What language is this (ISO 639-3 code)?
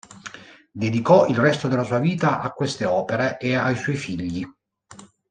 ita